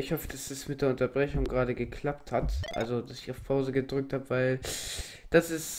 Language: German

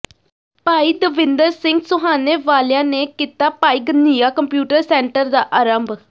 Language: Punjabi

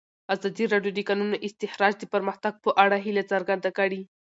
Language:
Pashto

